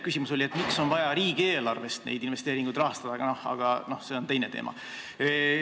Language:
Estonian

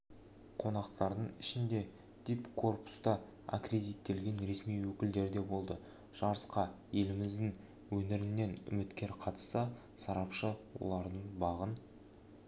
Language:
Kazakh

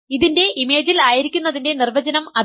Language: Malayalam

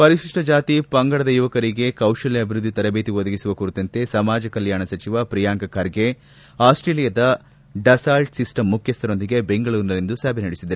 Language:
Kannada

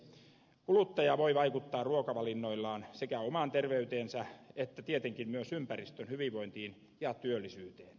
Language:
Finnish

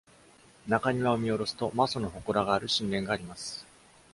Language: Japanese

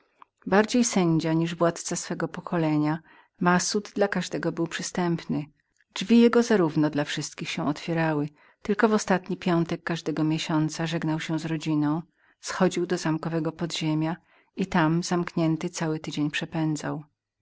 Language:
Polish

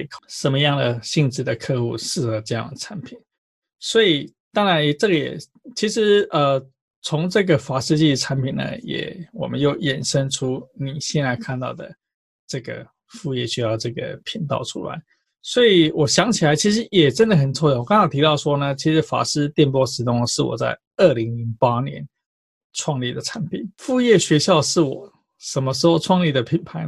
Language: Chinese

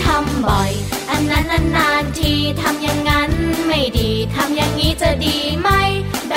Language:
Thai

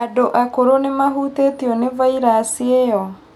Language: Kikuyu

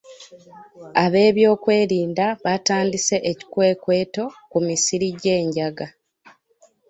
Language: Ganda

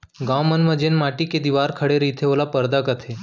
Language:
Chhattisgarhi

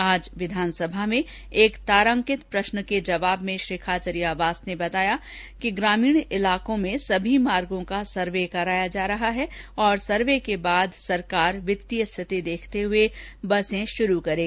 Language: Hindi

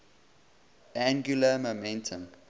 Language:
English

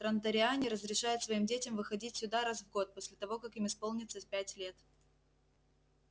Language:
Russian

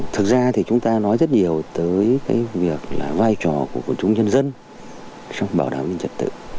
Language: Vietnamese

